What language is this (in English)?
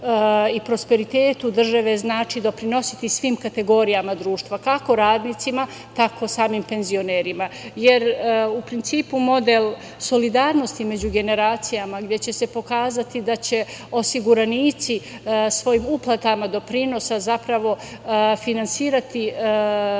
Serbian